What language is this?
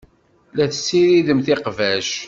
Kabyle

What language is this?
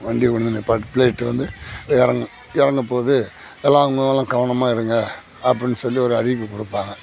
Tamil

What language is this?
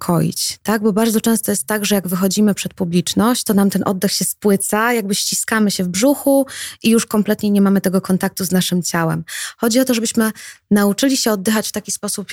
Polish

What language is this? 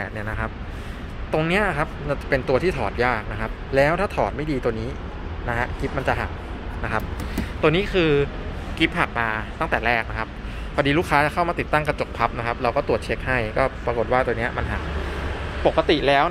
Thai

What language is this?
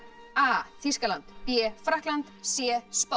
Icelandic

